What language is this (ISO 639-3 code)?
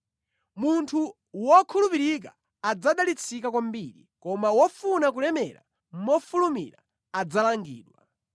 nya